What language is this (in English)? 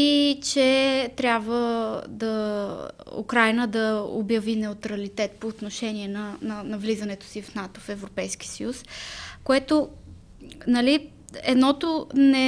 Bulgarian